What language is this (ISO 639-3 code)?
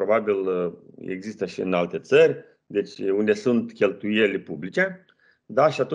ron